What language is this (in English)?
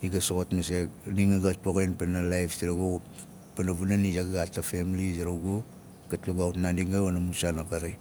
Nalik